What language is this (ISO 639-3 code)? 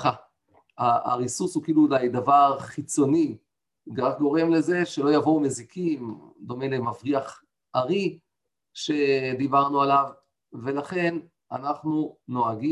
heb